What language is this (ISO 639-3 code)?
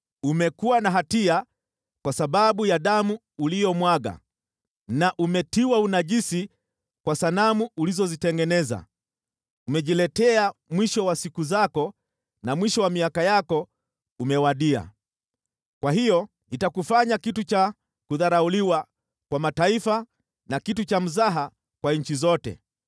swa